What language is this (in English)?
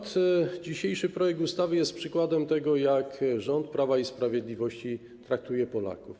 Polish